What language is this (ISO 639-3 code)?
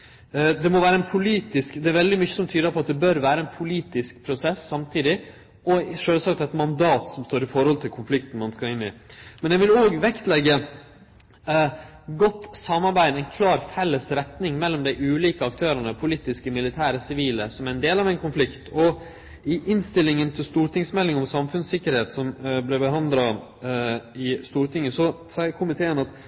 nno